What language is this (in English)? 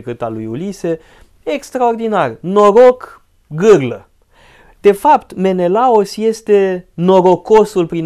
Romanian